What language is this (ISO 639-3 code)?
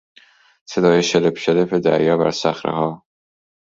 fas